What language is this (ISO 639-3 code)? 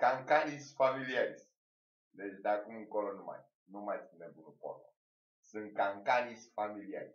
ron